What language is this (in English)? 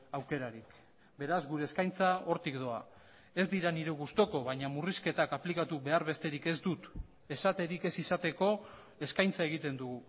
Basque